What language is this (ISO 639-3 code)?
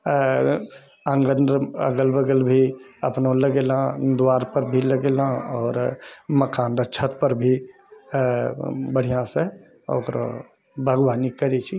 mai